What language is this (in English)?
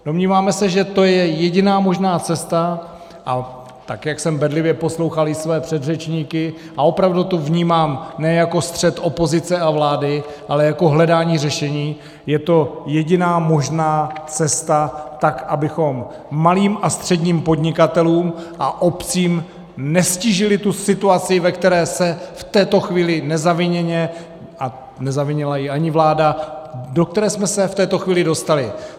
Czech